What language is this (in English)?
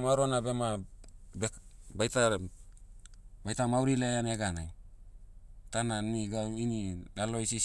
Motu